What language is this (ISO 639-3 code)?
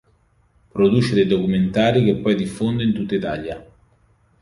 ita